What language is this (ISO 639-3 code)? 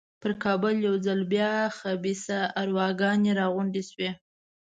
pus